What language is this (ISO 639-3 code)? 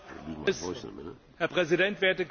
deu